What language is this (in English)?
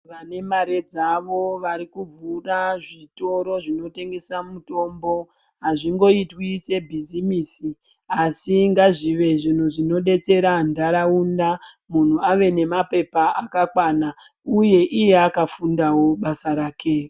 Ndau